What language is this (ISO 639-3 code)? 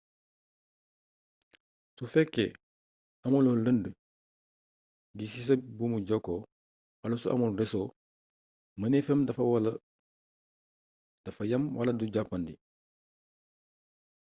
wol